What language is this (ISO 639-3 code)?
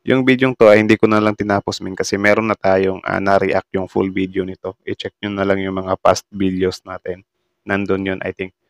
fil